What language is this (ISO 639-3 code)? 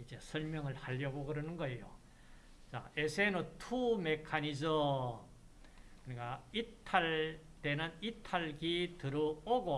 kor